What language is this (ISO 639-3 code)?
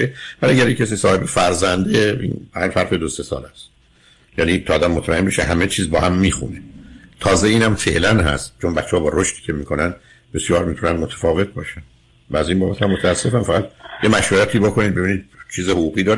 fas